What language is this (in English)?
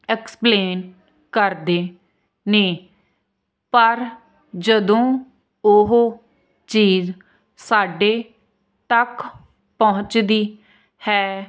Punjabi